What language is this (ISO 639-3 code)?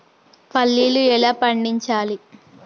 tel